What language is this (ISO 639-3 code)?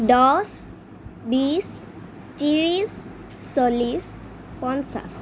asm